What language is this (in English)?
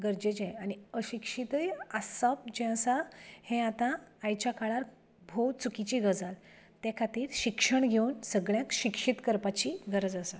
Konkani